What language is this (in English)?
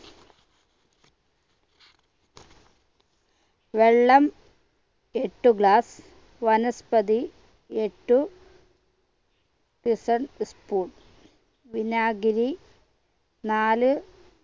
Malayalam